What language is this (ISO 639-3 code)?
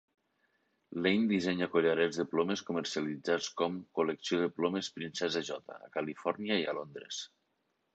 cat